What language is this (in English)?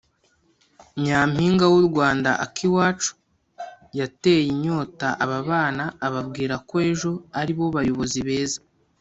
Kinyarwanda